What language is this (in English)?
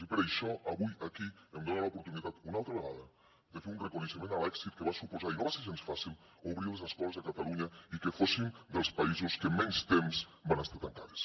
Catalan